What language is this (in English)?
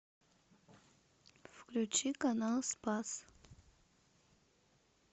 Russian